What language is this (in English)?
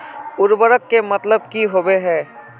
Magahi